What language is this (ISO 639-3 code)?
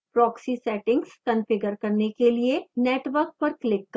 hin